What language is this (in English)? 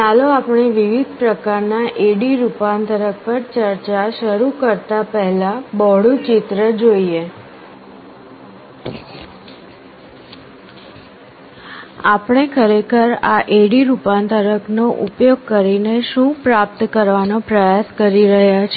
Gujarati